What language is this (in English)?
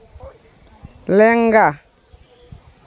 Santali